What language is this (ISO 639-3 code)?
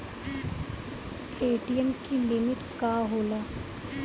bho